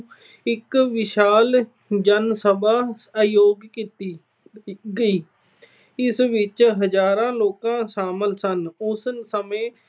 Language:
Punjabi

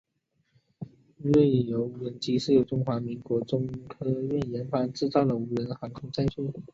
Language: Chinese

